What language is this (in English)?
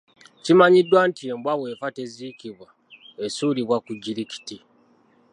Ganda